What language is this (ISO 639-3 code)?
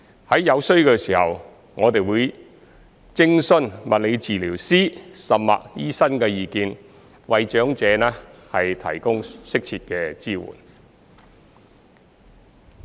yue